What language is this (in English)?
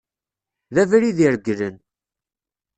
Kabyle